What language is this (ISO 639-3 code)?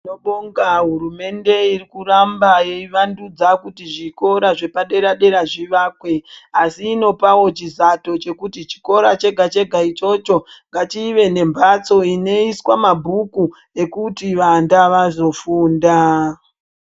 ndc